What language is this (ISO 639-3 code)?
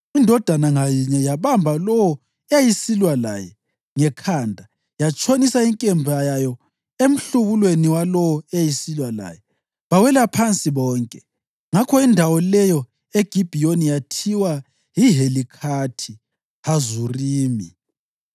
nde